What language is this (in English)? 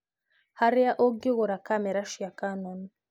Kikuyu